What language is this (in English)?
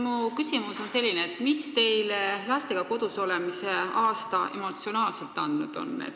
Estonian